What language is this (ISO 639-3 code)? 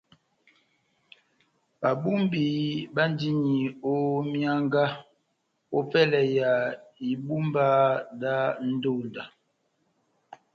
bnm